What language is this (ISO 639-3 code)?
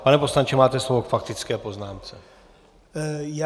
ces